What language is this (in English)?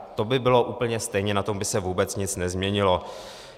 Czech